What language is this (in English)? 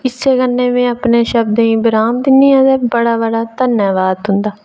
Dogri